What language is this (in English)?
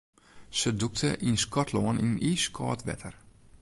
Western Frisian